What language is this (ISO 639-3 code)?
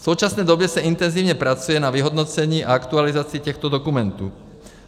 ces